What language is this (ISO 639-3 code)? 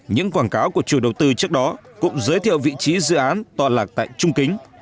vie